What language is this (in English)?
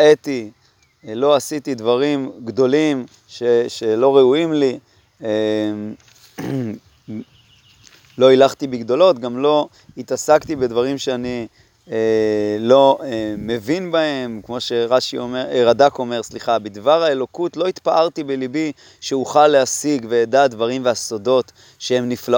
Hebrew